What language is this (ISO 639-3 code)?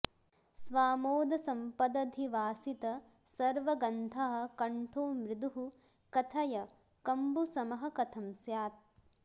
san